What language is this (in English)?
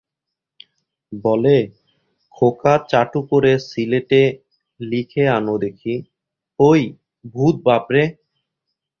Bangla